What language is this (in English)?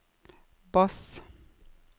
Norwegian